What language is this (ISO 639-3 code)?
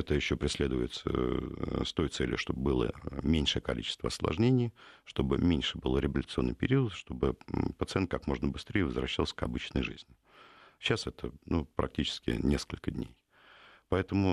rus